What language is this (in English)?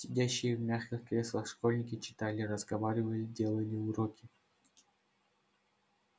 Russian